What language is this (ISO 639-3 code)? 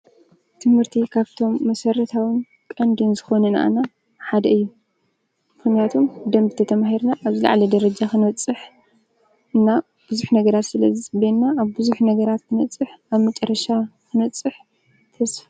tir